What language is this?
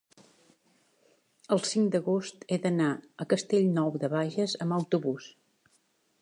Catalan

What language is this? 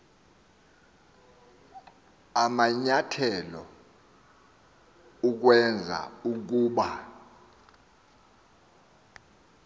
Xhosa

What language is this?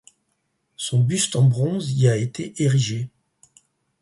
French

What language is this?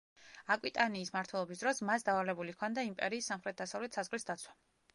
Georgian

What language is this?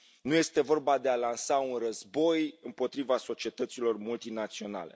Romanian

